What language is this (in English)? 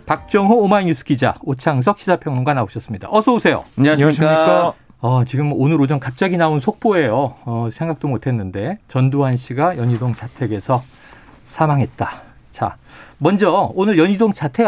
Korean